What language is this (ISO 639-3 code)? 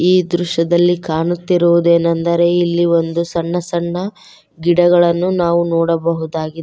kan